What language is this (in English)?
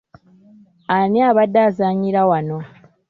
Ganda